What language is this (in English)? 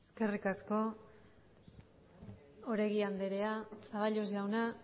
Basque